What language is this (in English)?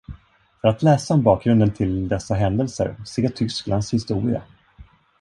Swedish